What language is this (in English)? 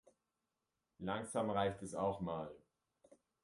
German